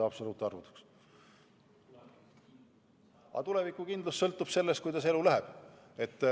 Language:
Estonian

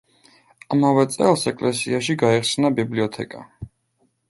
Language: Georgian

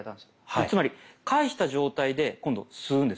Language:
Japanese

